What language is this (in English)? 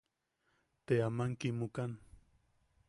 Yaqui